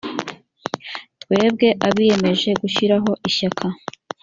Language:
Kinyarwanda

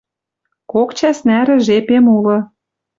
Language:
Western Mari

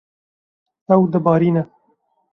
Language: Kurdish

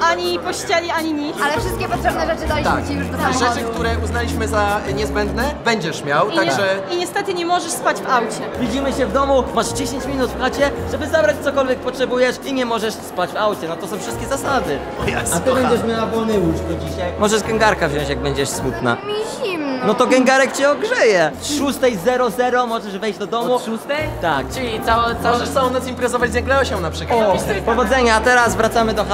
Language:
Polish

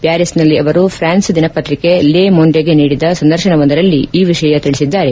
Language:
Kannada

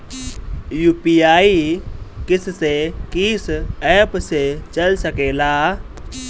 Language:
Bhojpuri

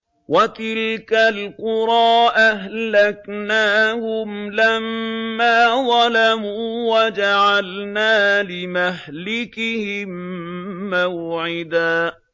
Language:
Arabic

